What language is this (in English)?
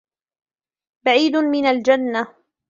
Arabic